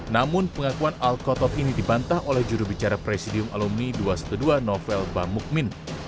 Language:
Indonesian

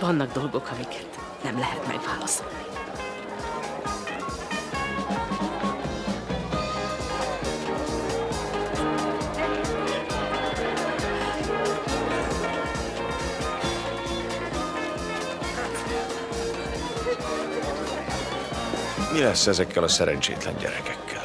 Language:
Hungarian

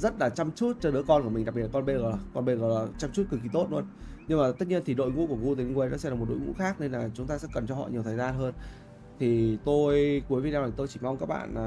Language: Vietnamese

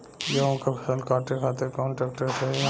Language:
Bhojpuri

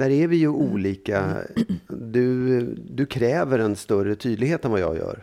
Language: Swedish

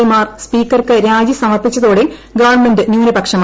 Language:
Malayalam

